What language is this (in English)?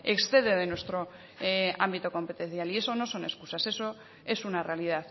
Spanish